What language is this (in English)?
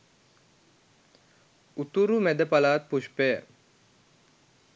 Sinhala